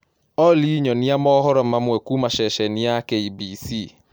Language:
Kikuyu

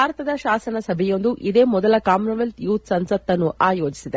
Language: Kannada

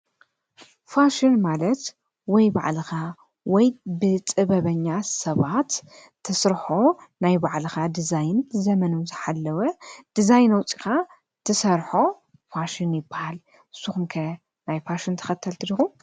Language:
Tigrinya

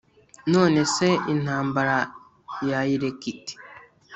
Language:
Kinyarwanda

